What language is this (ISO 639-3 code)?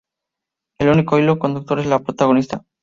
spa